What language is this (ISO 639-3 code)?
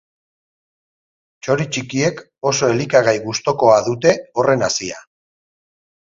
eus